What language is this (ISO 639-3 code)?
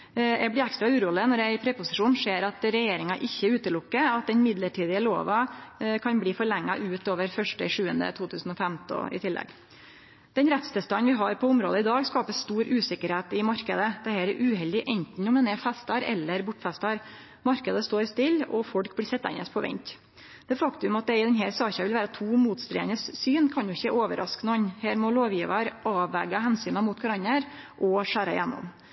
nno